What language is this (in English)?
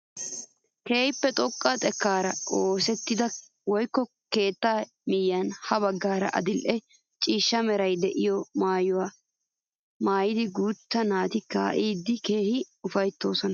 Wolaytta